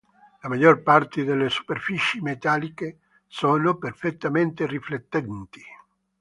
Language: Italian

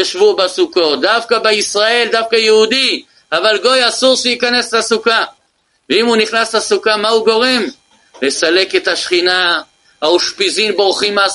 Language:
Hebrew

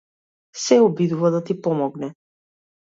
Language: Macedonian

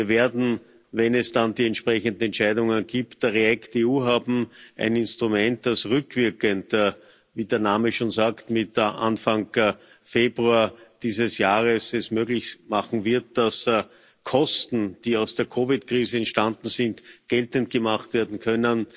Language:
German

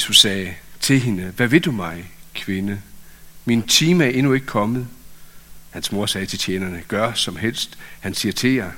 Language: Danish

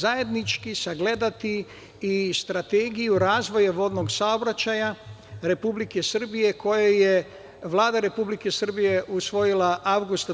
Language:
Serbian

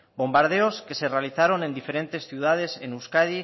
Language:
Spanish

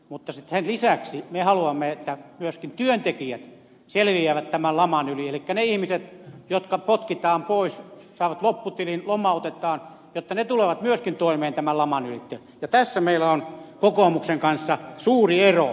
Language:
Finnish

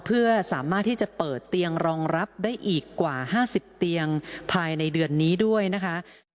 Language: Thai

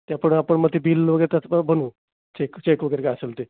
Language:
Marathi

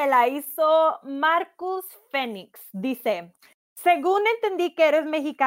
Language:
Spanish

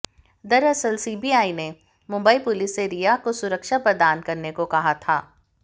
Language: Hindi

